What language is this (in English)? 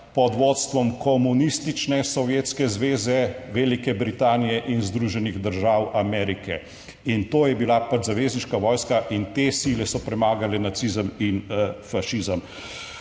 Slovenian